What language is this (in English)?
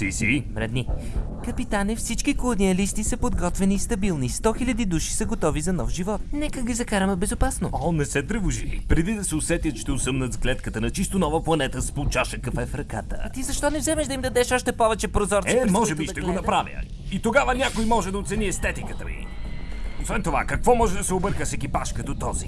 Bulgarian